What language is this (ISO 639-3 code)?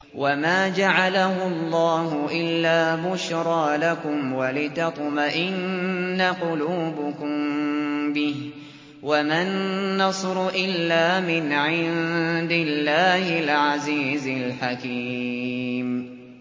ara